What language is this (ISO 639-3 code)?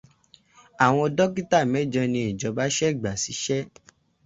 yor